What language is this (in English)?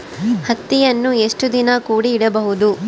Kannada